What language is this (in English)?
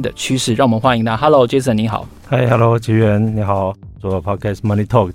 Chinese